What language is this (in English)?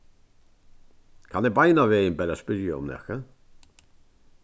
Faroese